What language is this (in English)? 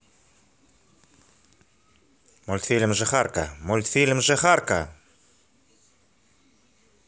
Russian